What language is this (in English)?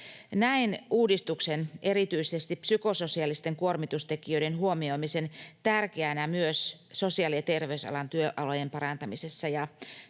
Finnish